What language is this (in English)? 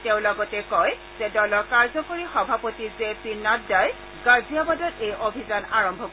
Assamese